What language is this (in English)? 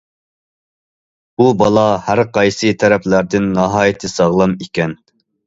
Uyghur